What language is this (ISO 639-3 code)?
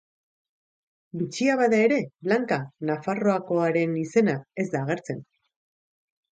eus